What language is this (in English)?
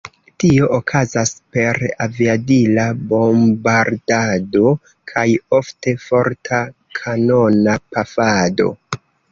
Esperanto